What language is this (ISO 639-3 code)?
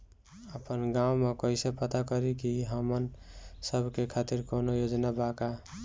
bho